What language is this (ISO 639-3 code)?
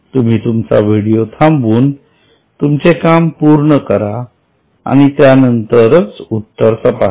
mar